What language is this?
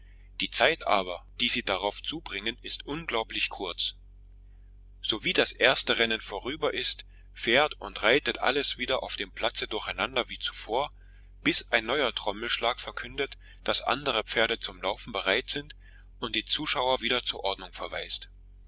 German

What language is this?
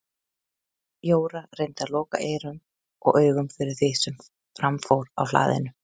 Icelandic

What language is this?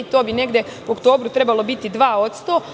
Serbian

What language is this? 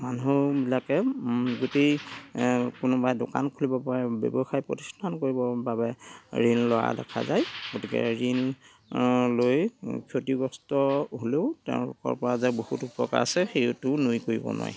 Assamese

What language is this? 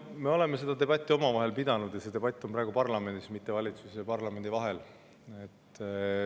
Estonian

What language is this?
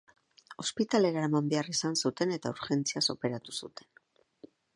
Basque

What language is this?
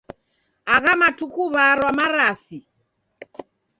Taita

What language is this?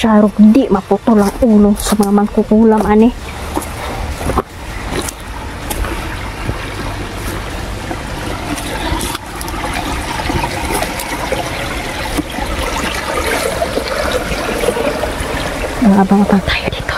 Filipino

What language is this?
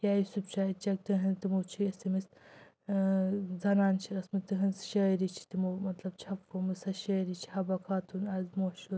Kashmiri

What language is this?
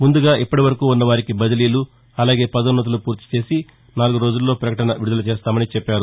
Telugu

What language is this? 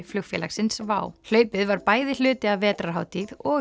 Icelandic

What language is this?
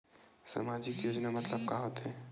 Chhattisgarhi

